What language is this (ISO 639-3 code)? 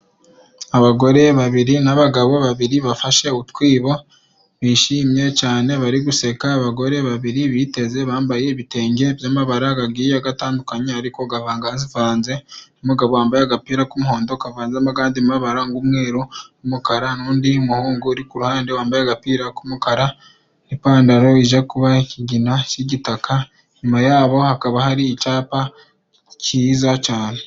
kin